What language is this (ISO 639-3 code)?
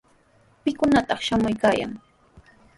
qws